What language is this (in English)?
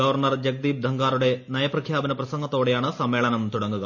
Malayalam